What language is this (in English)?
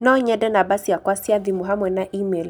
Kikuyu